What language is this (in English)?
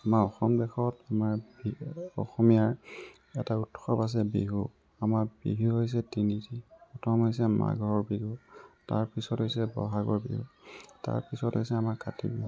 Assamese